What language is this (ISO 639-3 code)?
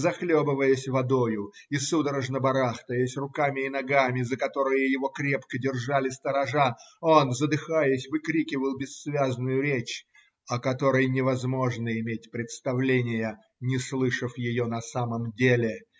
rus